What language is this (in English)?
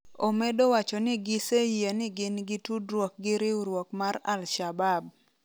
Luo (Kenya and Tanzania)